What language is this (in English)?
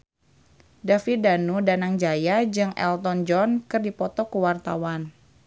Sundanese